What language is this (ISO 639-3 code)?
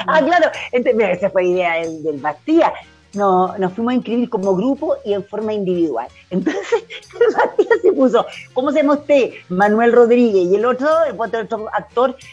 spa